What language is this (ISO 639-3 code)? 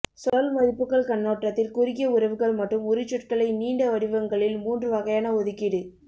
tam